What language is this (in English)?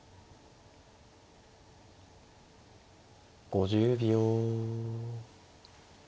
Japanese